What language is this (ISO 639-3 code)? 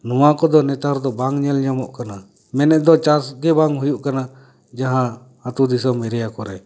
sat